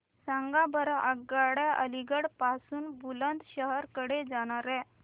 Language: Marathi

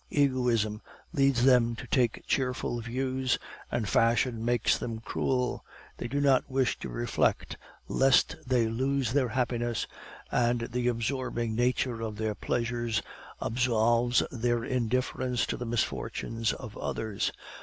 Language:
English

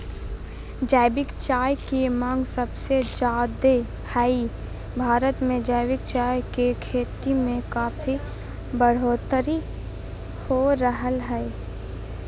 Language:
Magahi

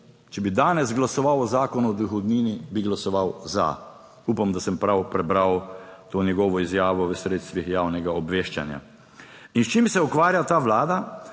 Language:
Slovenian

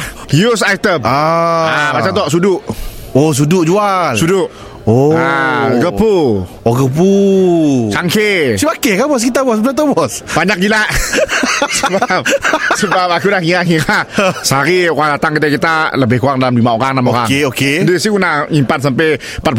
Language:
Malay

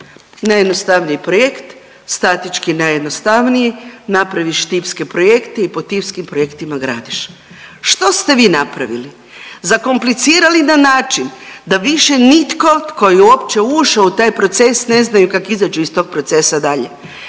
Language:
Croatian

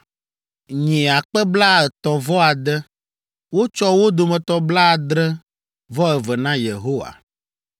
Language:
Ewe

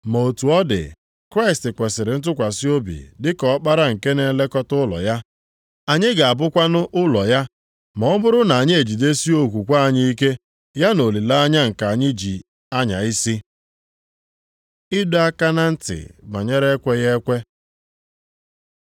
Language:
Igbo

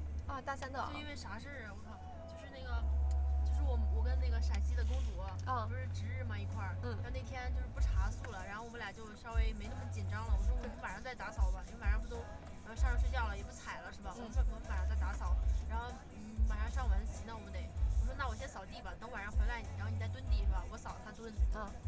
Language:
Chinese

